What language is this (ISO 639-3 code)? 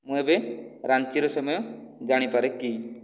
ori